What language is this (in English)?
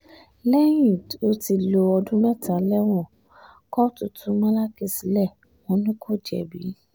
Yoruba